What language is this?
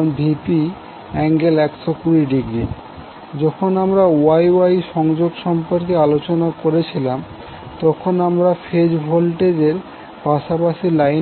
Bangla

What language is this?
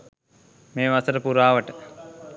Sinhala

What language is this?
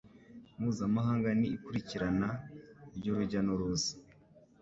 Kinyarwanda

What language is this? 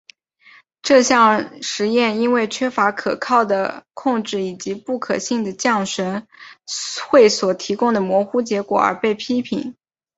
Chinese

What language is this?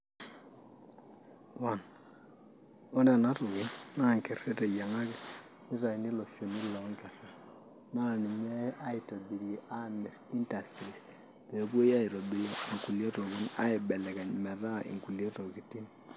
Masai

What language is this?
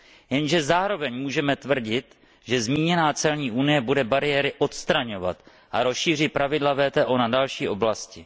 Czech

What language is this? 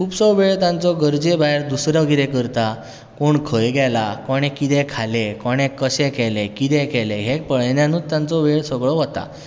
Konkani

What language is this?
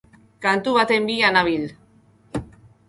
Basque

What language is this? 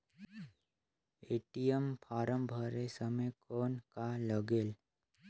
Chhattisgarhi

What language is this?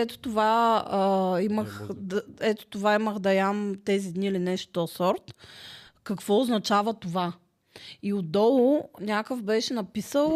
Bulgarian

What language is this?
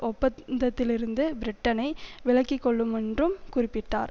Tamil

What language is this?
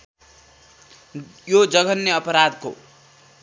Nepali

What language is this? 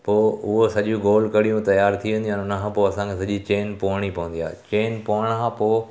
Sindhi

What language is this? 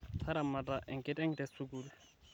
Masai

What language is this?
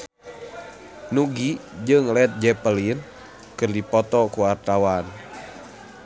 Sundanese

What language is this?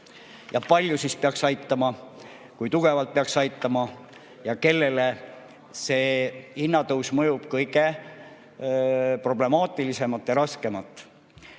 Estonian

